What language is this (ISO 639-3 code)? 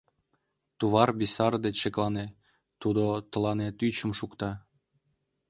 chm